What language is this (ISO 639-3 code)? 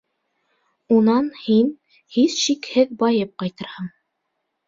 bak